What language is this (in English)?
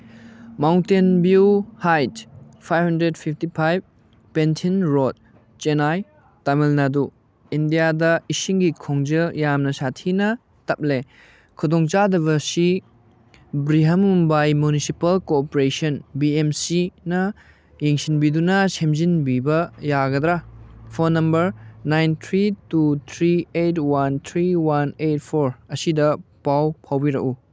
Manipuri